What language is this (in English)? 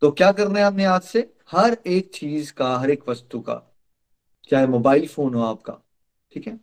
Hindi